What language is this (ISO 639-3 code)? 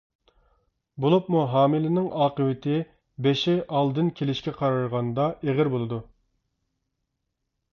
uig